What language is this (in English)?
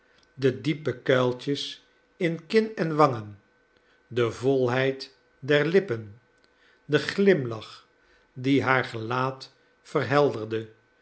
Dutch